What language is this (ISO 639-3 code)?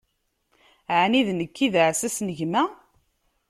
kab